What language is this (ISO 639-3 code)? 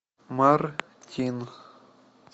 rus